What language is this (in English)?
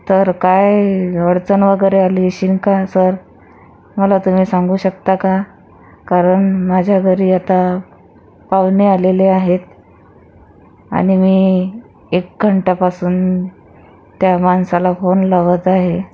Marathi